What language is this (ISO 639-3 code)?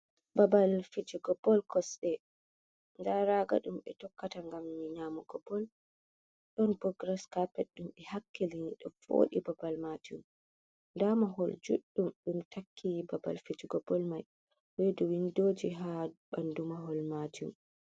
ful